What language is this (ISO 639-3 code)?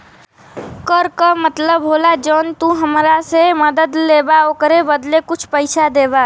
bho